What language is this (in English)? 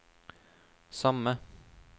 Norwegian